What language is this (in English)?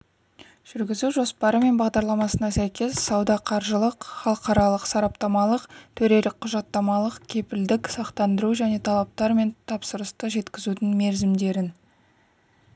Kazakh